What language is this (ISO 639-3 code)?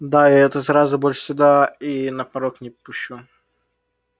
rus